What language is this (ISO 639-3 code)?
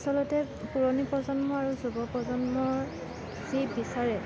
asm